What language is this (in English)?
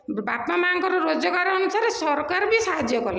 Odia